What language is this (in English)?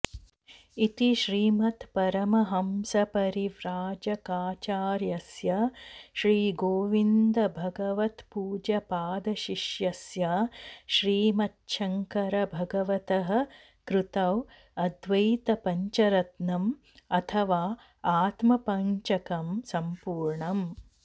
Sanskrit